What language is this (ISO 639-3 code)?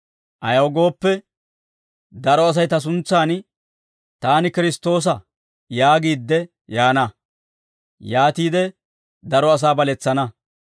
dwr